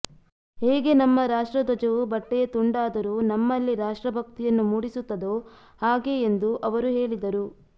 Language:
Kannada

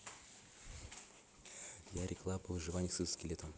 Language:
Russian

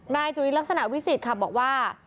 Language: Thai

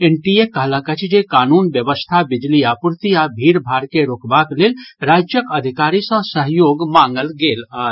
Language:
Maithili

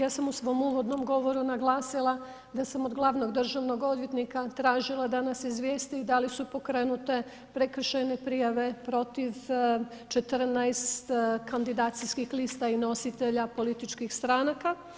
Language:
Croatian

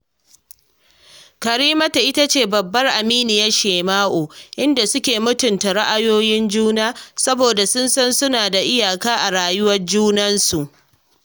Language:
Hausa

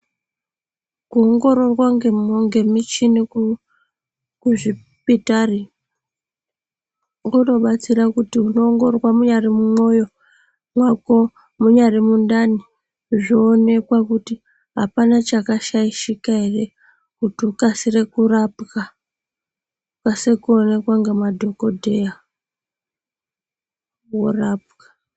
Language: Ndau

